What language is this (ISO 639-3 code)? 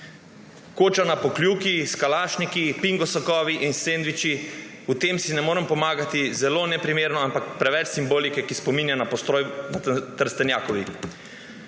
slv